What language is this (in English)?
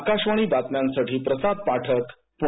Marathi